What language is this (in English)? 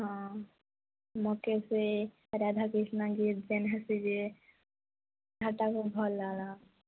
Odia